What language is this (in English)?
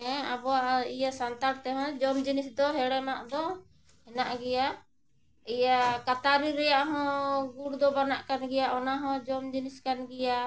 Santali